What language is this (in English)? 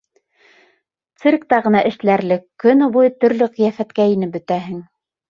Bashkir